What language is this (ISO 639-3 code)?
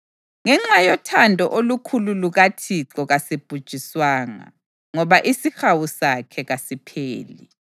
nde